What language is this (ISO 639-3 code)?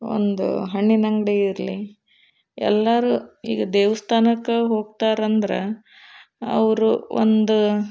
kan